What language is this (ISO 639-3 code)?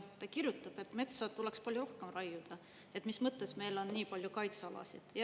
est